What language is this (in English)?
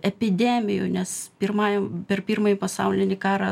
Lithuanian